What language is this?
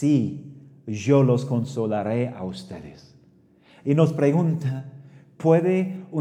Spanish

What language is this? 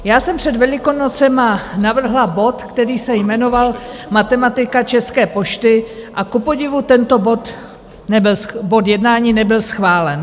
Czech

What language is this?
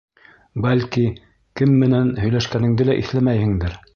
Bashkir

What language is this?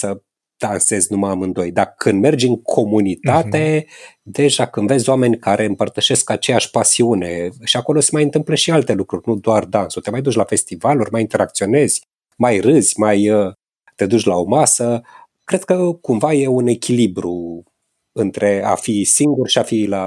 Romanian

